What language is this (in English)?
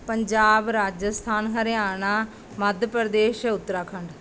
Punjabi